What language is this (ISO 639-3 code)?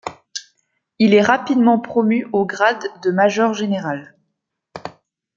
fra